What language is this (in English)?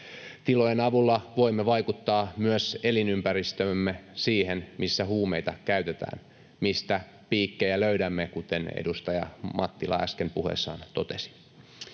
Finnish